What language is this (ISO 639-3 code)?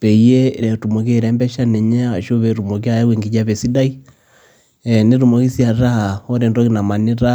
mas